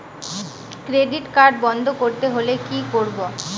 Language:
Bangla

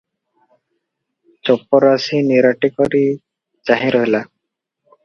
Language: Odia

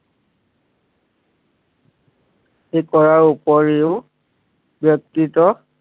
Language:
Assamese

